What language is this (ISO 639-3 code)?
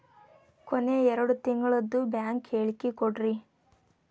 kan